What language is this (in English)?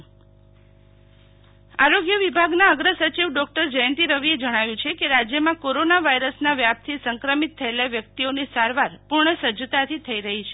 Gujarati